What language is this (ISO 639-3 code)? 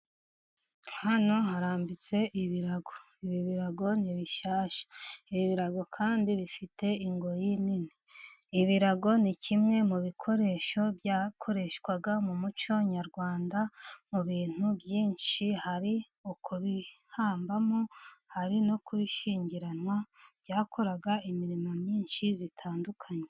kin